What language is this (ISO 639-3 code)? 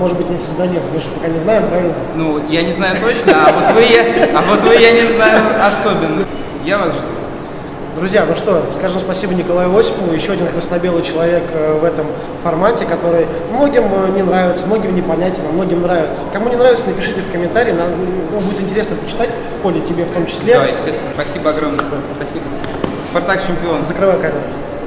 rus